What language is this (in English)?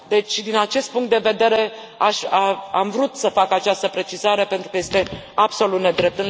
Romanian